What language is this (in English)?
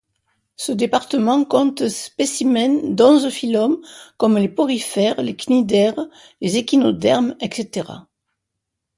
French